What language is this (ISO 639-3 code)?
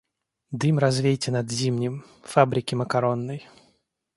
rus